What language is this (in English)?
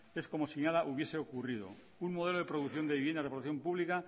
Spanish